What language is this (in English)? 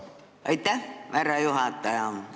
Estonian